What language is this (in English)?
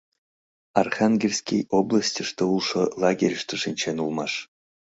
Mari